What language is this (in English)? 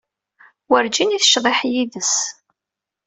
Kabyle